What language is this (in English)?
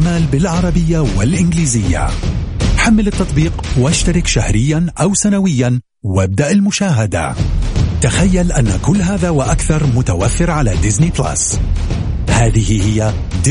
Arabic